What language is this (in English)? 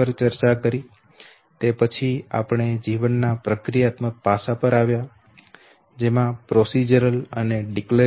Gujarati